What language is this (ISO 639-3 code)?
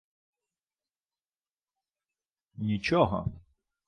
ukr